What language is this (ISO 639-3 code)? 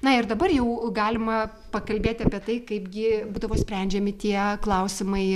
lit